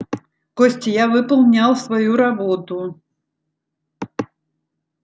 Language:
Russian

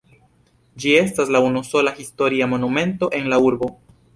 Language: Esperanto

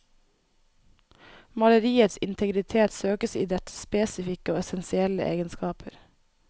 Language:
Norwegian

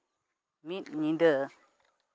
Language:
Santali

